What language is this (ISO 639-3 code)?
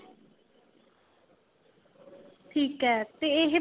pan